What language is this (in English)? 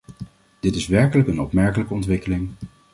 Dutch